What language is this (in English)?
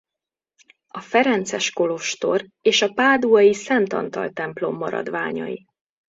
Hungarian